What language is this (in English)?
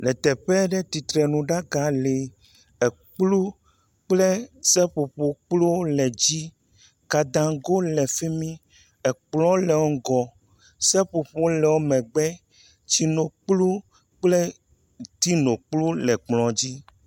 Ewe